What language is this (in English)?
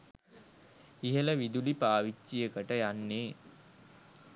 Sinhala